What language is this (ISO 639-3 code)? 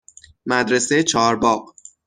fas